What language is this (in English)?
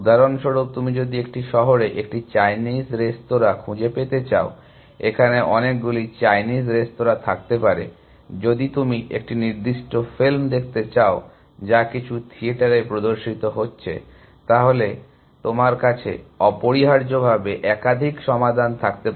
Bangla